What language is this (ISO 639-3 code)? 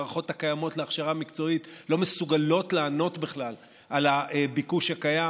heb